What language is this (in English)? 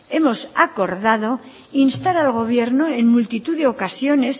Spanish